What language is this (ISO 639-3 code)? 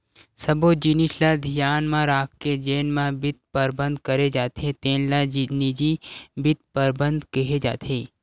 hne